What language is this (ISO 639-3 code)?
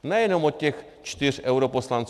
ces